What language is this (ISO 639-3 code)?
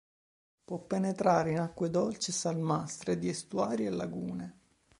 ita